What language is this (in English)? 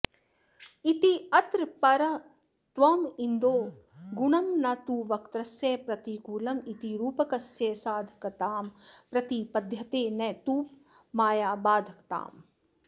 Sanskrit